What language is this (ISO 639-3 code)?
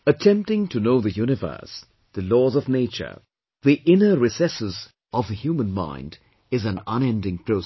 eng